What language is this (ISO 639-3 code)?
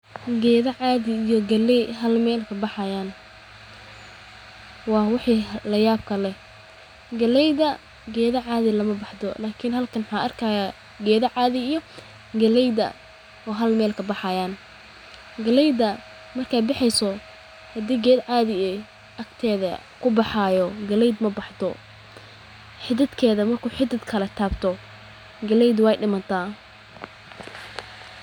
som